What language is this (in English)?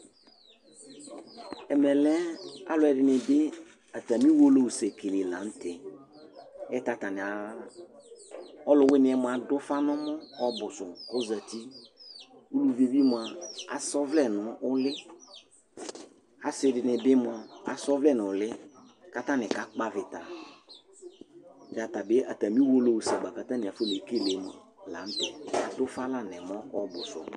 Ikposo